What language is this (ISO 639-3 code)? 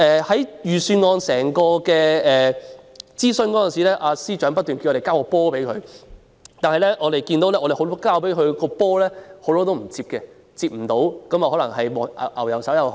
yue